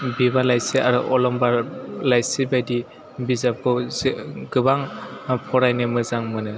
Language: Bodo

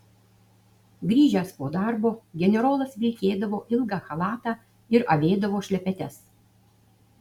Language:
Lithuanian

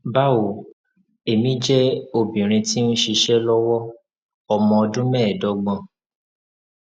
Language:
Yoruba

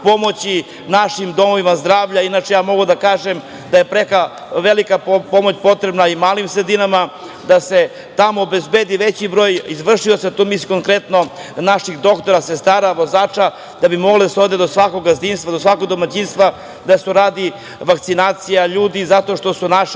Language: Serbian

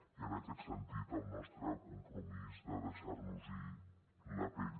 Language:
Catalan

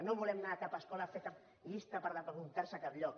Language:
Catalan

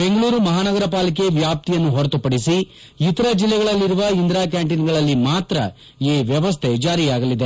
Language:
Kannada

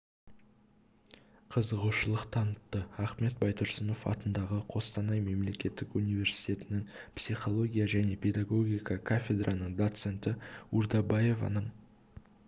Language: Kazakh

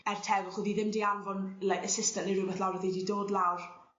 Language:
Welsh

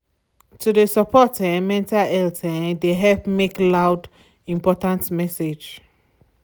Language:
Nigerian Pidgin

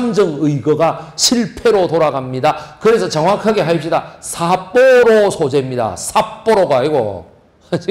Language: Korean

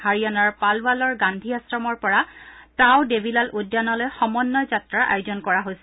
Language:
Assamese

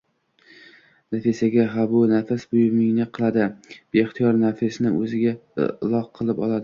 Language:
Uzbek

